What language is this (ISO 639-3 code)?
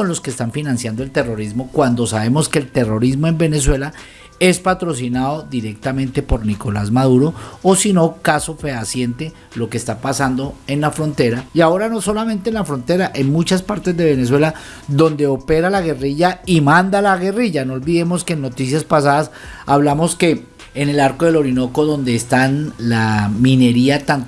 spa